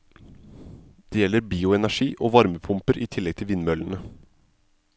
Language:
Norwegian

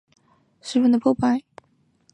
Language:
Chinese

